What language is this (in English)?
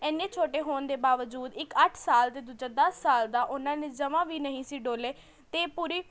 Punjabi